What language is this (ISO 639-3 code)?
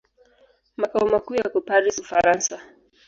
swa